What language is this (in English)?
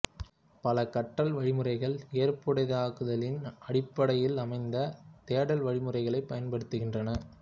Tamil